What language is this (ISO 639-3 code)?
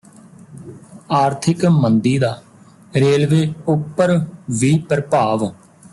pan